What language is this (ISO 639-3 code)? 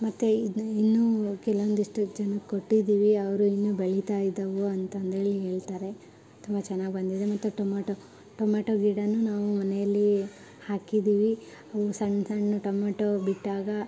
kan